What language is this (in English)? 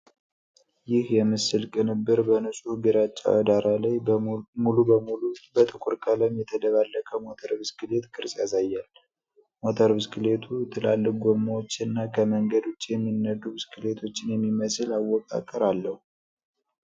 Amharic